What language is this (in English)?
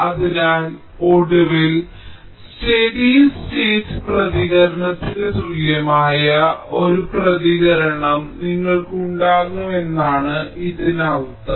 Malayalam